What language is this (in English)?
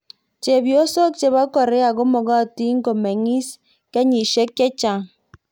Kalenjin